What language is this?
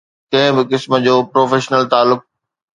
Sindhi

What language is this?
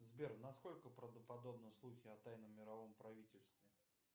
Russian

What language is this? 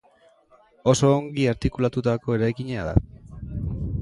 Basque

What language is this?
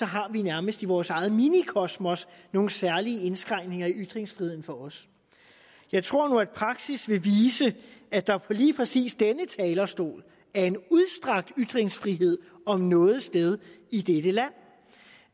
Danish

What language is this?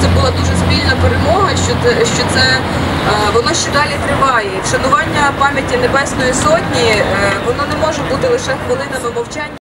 Ukrainian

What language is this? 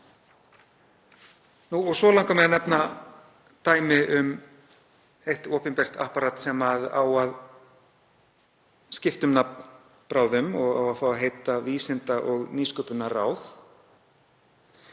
Icelandic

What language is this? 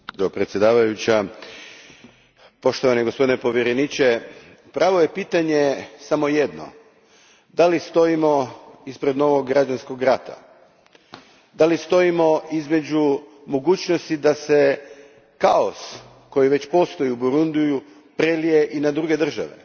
Croatian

